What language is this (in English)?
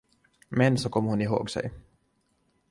Swedish